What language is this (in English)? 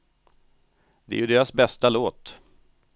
Swedish